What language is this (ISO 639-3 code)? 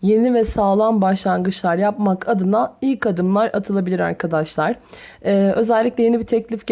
tur